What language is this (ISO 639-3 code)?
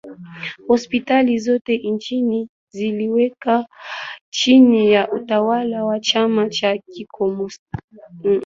swa